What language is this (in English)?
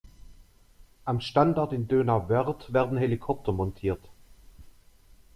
German